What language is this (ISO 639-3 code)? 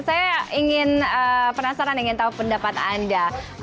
ind